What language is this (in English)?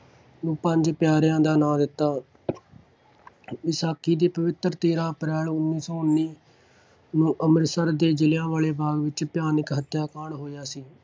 Punjabi